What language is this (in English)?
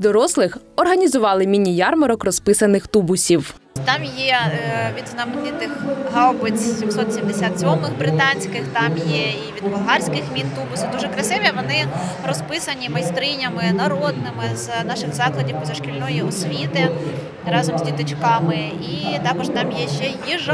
Ukrainian